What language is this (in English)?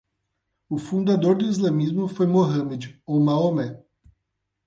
Portuguese